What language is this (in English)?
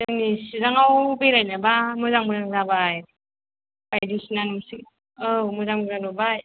Bodo